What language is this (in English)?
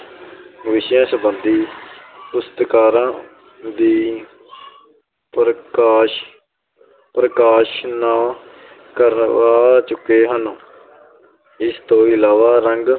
Punjabi